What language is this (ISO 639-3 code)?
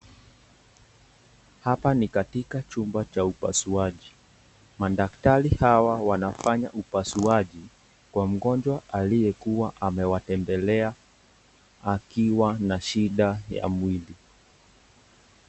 swa